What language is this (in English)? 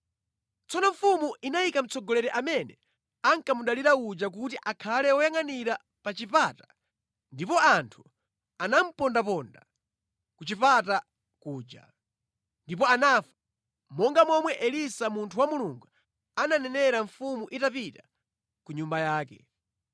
Nyanja